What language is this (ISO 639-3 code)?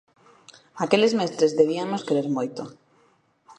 glg